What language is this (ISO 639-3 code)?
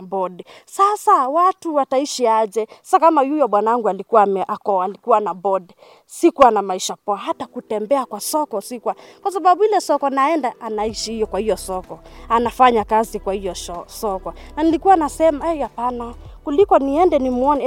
swa